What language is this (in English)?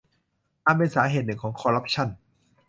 Thai